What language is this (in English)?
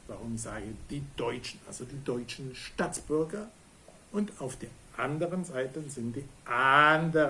German